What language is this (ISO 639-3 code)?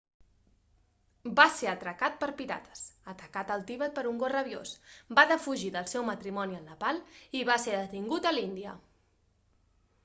cat